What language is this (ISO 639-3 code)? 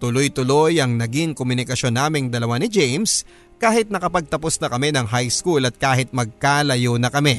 fil